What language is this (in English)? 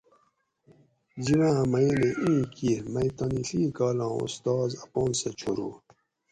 Gawri